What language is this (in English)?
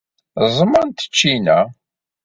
Kabyle